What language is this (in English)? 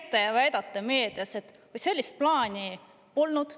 Estonian